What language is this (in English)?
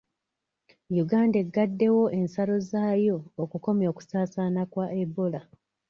Ganda